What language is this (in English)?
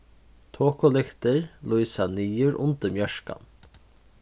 Faroese